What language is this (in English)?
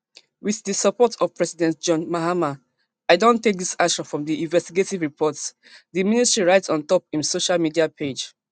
Nigerian Pidgin